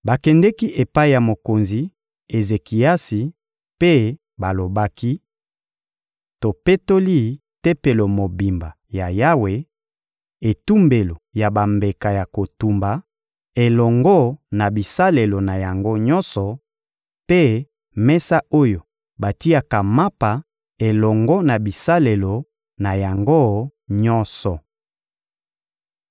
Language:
Lingala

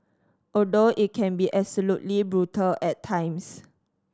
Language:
English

